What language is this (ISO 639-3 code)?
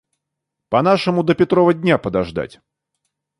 rus